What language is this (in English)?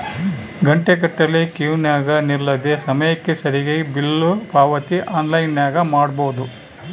Kannada